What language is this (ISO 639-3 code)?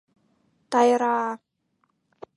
chm